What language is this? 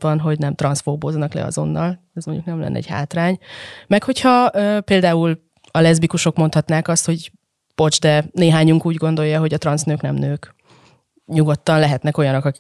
Hungarian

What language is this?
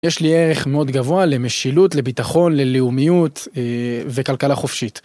Hebrew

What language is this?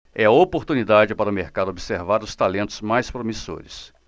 Portuguese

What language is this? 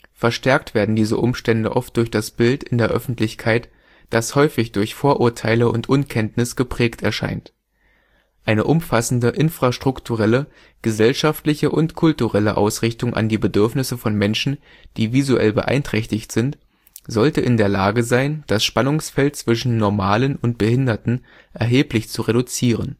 German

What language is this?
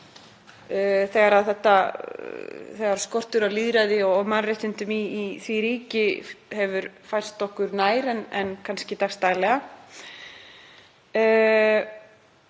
Icelandic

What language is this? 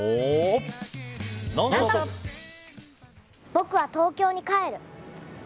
Japanese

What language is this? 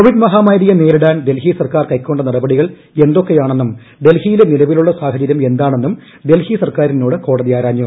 Malayalam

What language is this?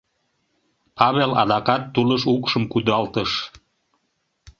Mari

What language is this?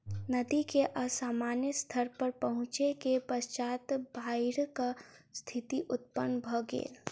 Maithili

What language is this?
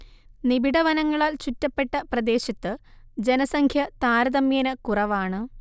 Malayalam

